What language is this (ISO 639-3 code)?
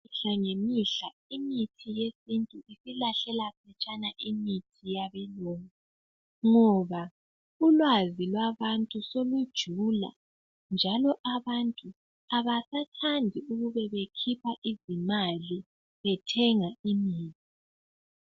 nde